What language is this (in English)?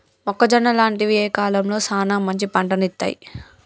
Telugu